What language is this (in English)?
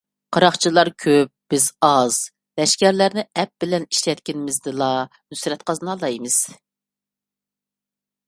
Uyghur